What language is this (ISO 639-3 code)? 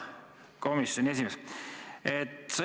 est